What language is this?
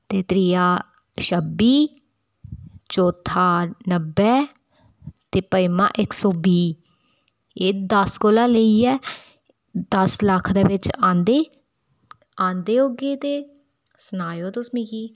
Dogri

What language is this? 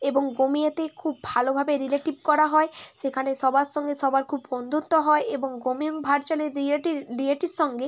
Bangla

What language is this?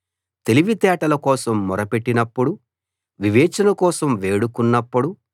Telugu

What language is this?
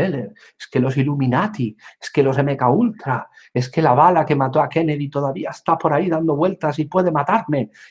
Spanish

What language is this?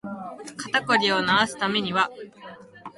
Japanese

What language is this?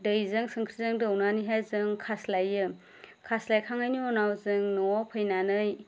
Bodo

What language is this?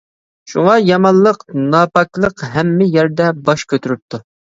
Uyghur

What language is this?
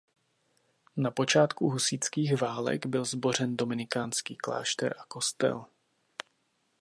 Czech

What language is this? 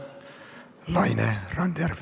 Estonian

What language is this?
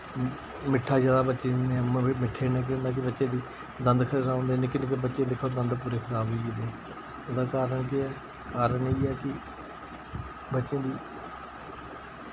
Dogri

